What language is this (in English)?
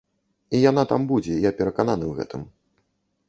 Belarusian